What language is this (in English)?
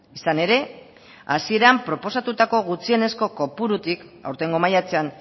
Basque